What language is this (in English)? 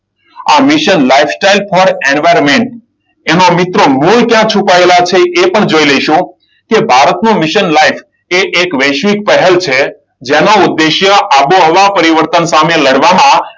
Gujarati